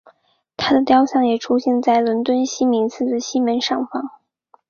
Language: Chinese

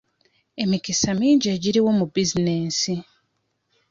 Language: Ganda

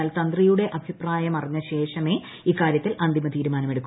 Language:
Malayalam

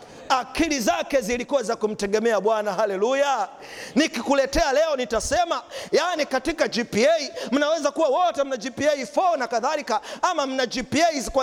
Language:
Swahili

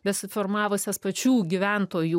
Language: Lithuanian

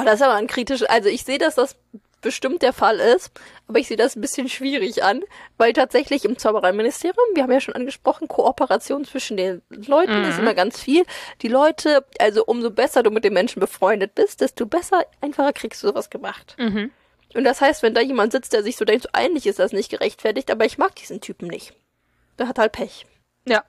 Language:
German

